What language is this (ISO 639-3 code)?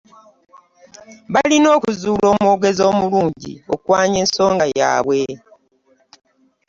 lug